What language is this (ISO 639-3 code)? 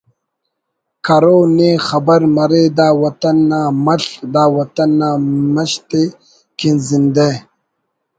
brh